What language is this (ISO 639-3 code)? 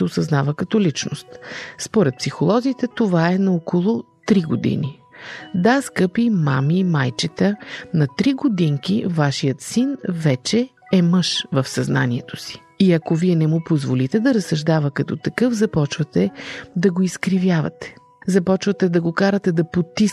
bul